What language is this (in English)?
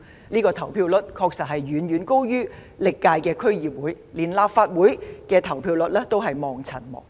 Cantonese